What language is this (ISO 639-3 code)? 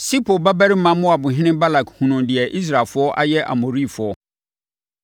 aka